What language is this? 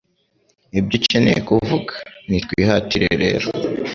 Kinyarwanda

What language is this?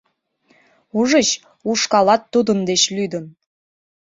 Mari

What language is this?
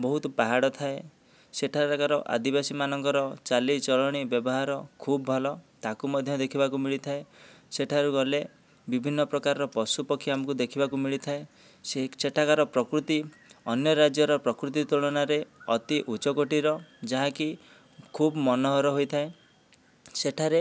Odia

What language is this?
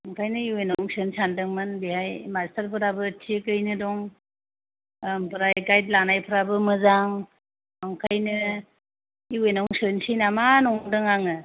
Bodo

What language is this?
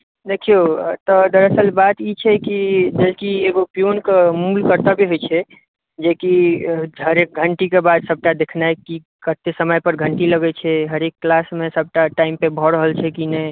Maithili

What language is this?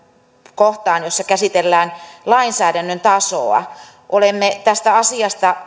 Finnish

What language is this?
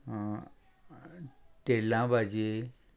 Konkani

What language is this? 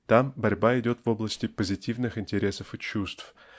Russian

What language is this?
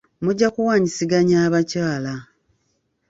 Ganda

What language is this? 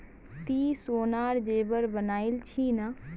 Magahi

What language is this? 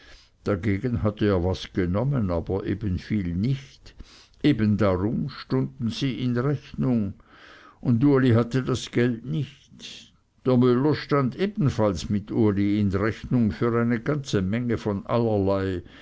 German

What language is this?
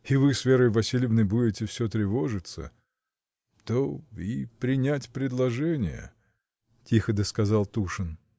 Russian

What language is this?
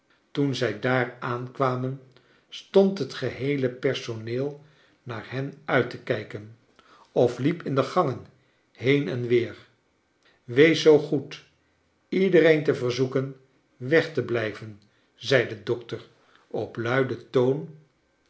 Dutch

